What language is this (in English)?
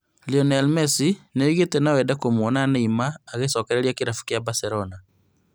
Kikuyu